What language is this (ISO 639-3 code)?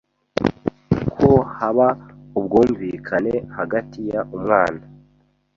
kin